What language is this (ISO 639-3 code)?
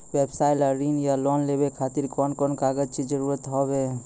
mai